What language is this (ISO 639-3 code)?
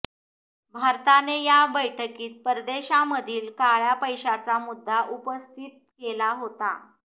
mar